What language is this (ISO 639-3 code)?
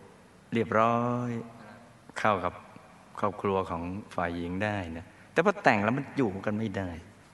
tha